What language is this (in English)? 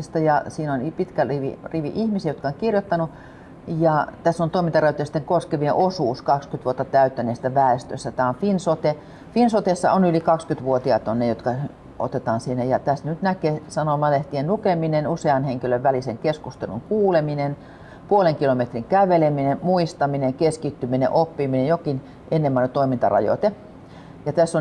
Finnish